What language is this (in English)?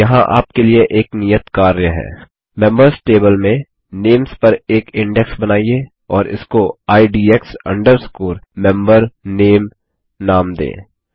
Hindi